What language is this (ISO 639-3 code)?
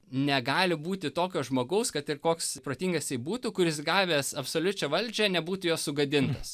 lit